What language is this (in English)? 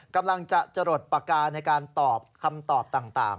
Thai